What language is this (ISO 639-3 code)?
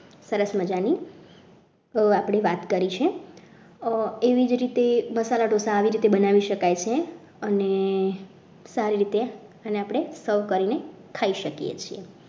guj